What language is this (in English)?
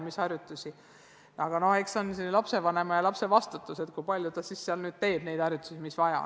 Estonian